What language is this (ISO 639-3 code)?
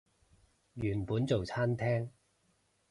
yue